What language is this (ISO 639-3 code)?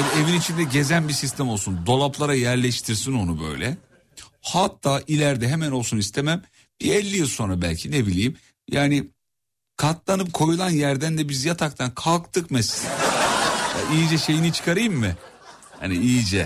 tur